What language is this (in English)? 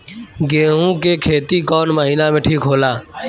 Bhojpuri